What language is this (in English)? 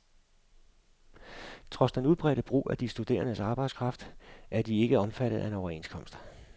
Danish